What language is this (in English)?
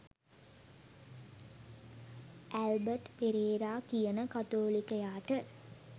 Sinhala